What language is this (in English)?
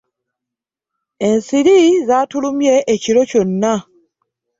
Ganda